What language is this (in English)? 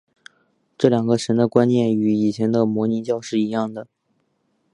Chinese